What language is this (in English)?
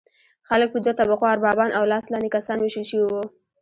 Pashto